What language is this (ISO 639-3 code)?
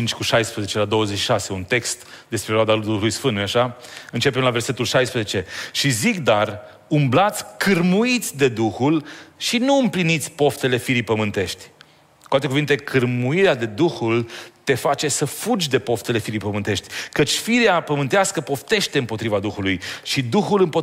ron